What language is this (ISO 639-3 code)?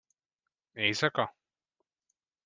hun